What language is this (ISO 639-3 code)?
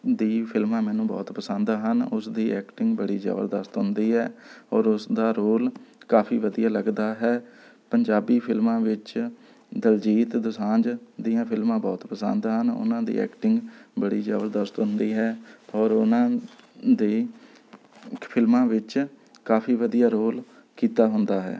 pan